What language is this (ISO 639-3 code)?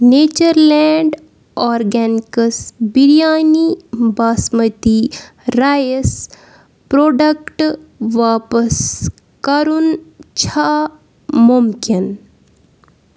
kas